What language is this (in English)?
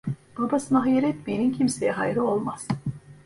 Turkish